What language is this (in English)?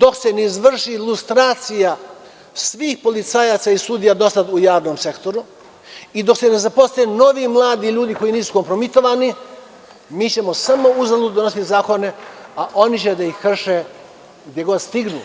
Serbian